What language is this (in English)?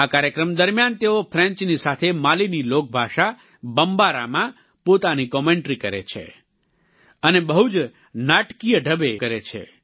Gujarati